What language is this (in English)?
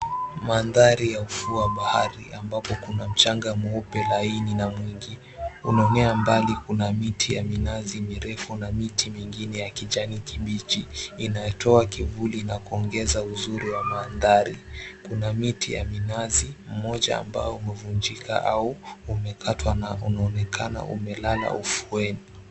Swahili